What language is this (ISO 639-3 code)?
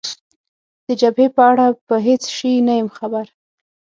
pus